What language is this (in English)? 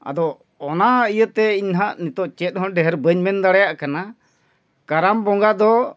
Santali